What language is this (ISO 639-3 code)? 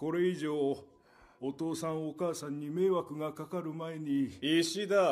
jpn